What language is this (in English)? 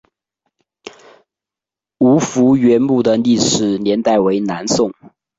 Chinese